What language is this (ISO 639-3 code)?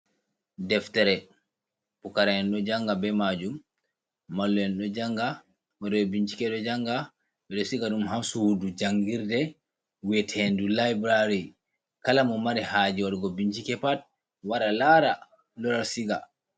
ful